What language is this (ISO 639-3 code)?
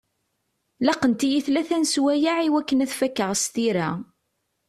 kab